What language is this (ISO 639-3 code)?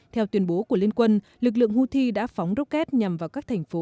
vie